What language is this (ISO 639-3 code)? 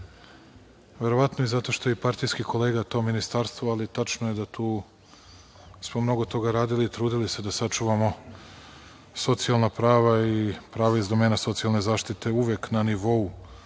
srp